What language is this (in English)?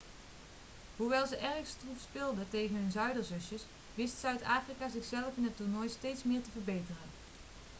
Dutch